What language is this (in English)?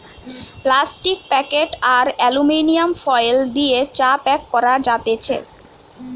Bangla